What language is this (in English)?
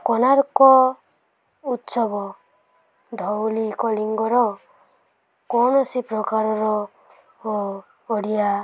Odia